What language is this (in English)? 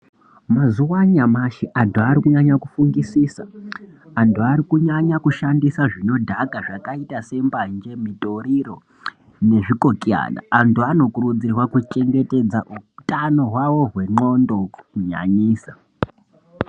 Ndau